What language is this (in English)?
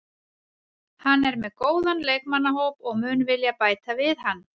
Icelandic